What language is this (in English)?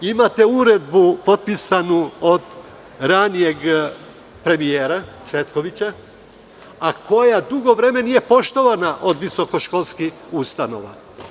Serbian